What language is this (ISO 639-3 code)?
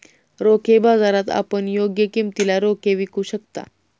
mar